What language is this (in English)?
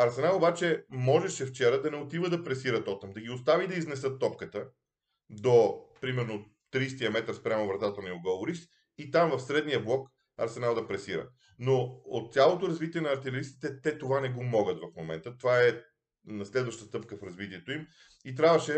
Bulgarian